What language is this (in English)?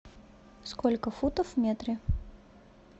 Russian